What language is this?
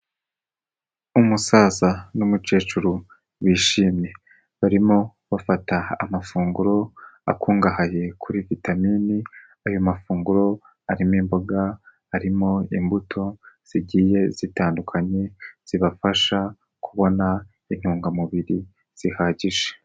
Kinyarwanda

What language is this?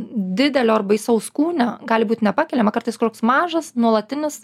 Lithuanian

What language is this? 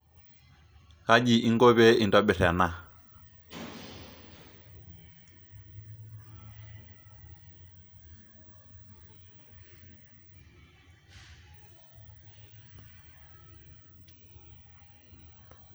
Masai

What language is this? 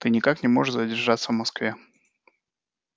Russian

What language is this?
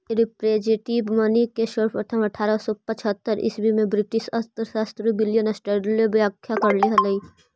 Magahi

